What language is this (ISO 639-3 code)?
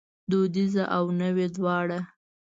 pus